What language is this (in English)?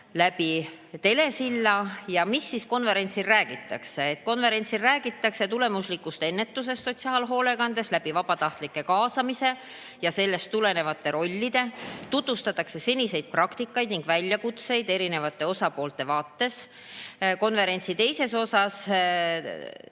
Estonian